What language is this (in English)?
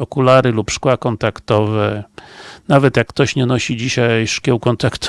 Polish